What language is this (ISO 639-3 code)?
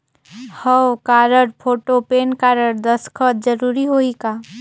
hne